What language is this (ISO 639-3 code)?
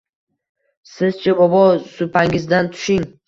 uzb